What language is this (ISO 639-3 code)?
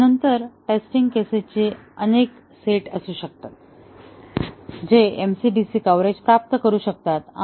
mar